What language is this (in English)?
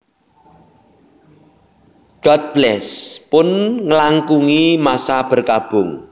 Javanese